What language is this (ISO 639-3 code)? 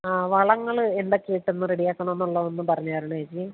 mal